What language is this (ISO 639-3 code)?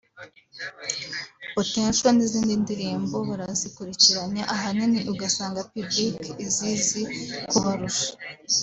kin